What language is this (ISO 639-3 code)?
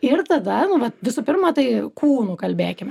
lit